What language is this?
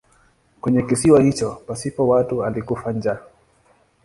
Swahili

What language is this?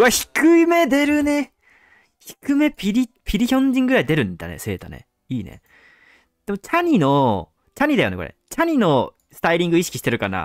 Japanese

